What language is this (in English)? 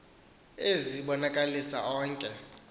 Xhosa